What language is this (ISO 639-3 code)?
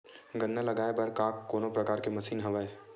hne